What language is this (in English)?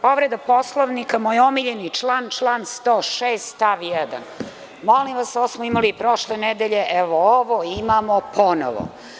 Serbian